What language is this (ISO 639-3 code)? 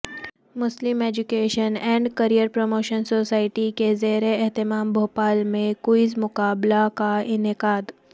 urd